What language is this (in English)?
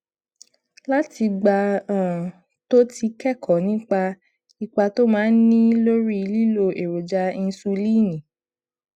Yoruba